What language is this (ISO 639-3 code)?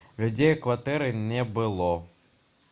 bel